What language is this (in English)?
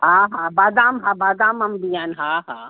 Sindhi